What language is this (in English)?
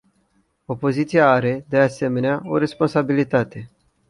Romanian